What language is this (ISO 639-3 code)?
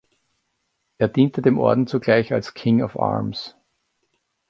deu